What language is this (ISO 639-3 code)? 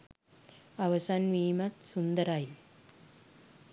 sin